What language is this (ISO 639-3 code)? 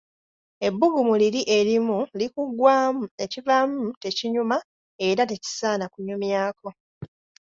lug